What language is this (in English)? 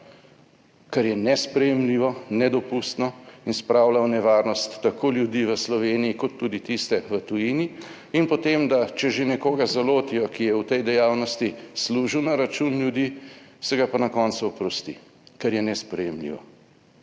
Slovenian